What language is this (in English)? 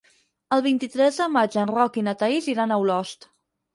Catalan